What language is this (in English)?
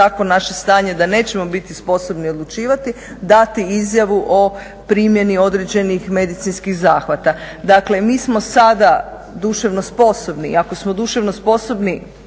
Croatian